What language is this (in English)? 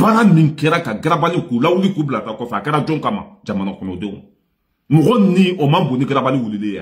French